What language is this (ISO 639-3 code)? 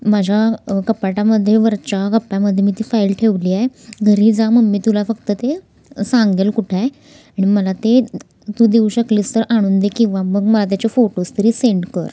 mar